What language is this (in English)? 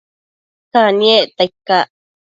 Matsés